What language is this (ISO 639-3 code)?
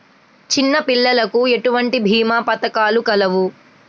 tel